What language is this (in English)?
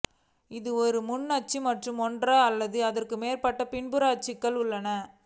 Tamil